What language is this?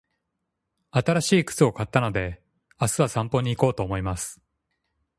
Japanese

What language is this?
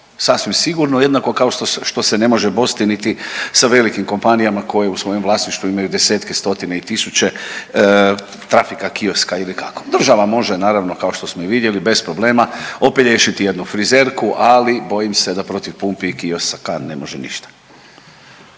Croatian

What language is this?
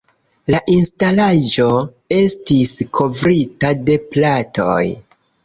Esperanto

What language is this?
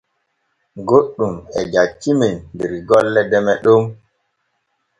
Borgu Fulfulde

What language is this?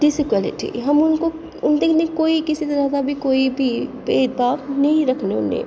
Dogri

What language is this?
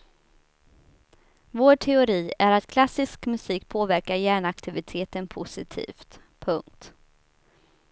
Swedish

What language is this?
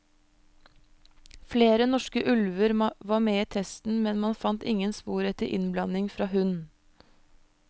Norwegian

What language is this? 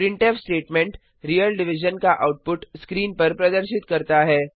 Hindi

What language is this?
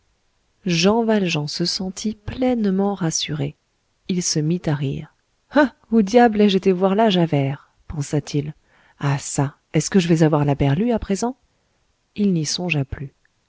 French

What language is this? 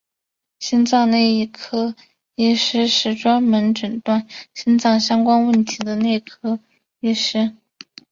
Chinese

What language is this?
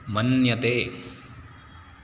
Sanskrit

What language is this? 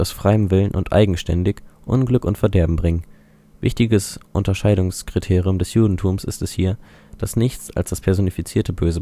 German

